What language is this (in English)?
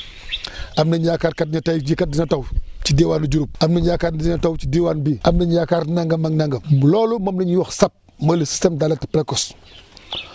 Wolof